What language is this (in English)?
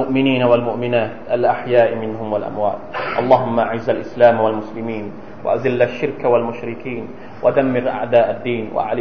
Thai